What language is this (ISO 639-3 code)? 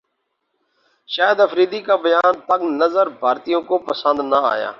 urd